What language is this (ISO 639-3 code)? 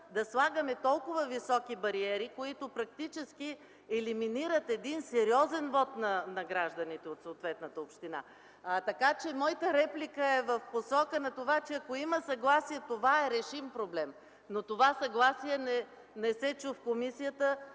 bul